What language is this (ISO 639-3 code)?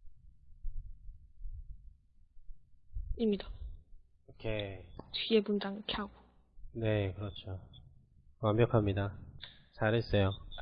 kor